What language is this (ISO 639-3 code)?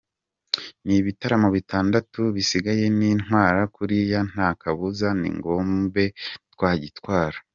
kin